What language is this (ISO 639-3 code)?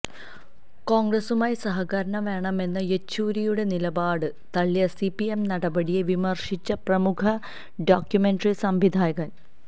mal